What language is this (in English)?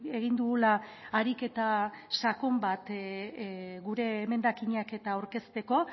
Basque